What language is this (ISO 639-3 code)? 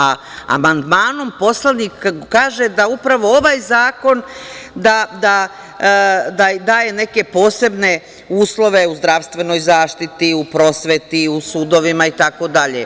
srp